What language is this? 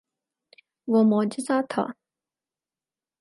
Urdu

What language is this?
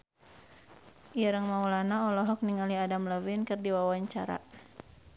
Sundanese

